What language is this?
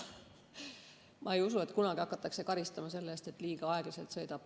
Estonian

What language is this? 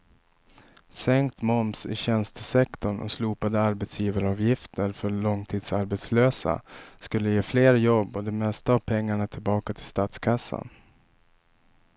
Swedish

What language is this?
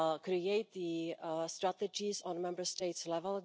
English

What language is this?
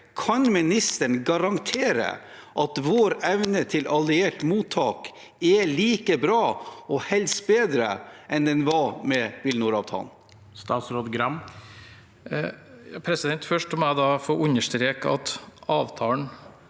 Norwegian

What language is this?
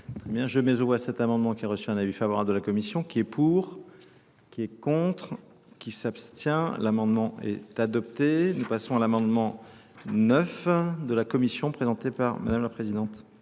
French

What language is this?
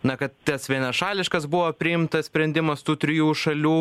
Lithuanian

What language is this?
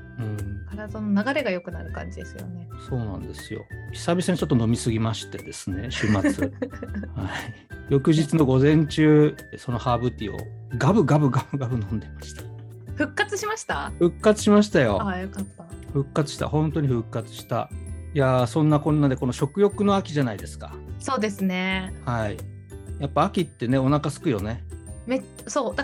Japanese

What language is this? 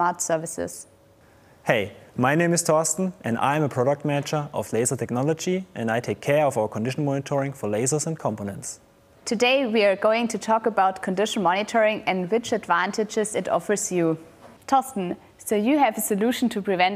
English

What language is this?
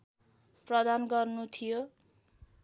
Nepali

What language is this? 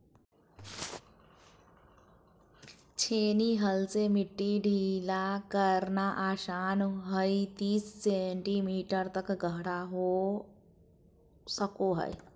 Magahi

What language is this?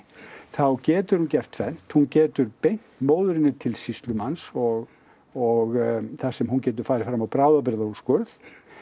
Icelandic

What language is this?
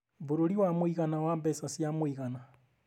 Kikuyu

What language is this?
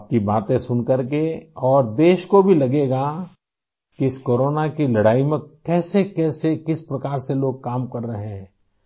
Urdu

